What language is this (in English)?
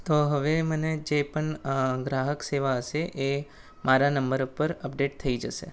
Gujarati